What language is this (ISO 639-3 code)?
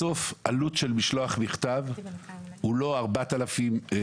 heb